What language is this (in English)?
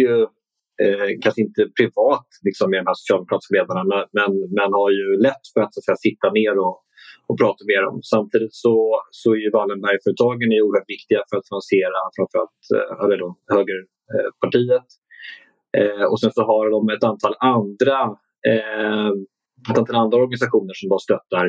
Swedish